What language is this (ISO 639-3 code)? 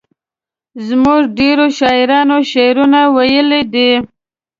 pus